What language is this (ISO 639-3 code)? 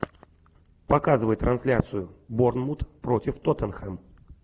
rus